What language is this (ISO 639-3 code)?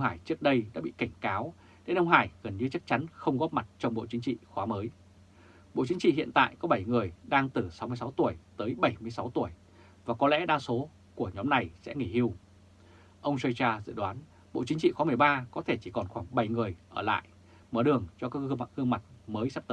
vie